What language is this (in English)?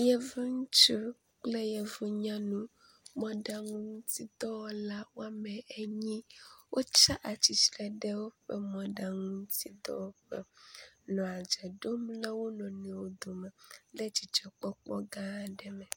Ewe